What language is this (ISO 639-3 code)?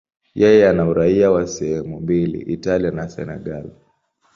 swa